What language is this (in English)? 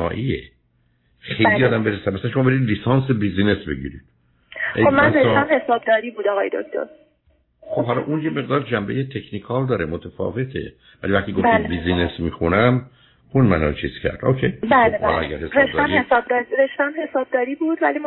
Persian